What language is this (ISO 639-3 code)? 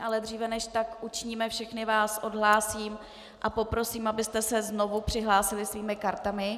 ces